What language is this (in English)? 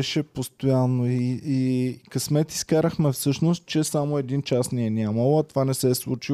Bulgarian